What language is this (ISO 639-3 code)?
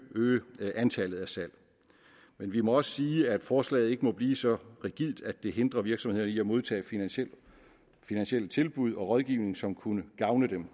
dan